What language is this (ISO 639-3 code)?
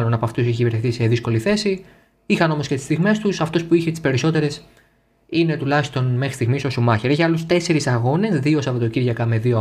ell